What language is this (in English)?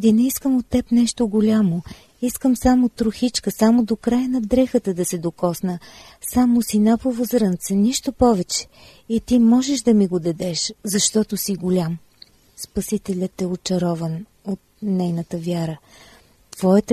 Bulgarian